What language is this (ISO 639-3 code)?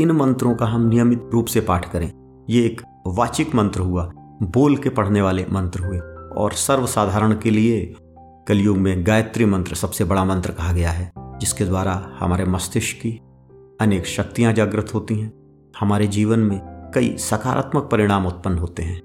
hin